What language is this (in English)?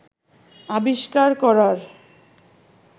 Bangla